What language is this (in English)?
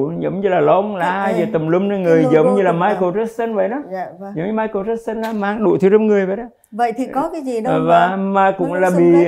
Vietnamese